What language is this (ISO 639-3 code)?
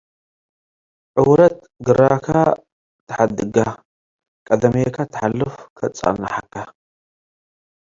tig